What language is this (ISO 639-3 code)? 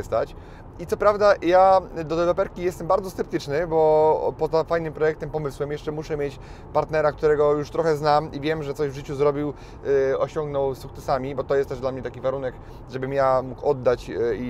pol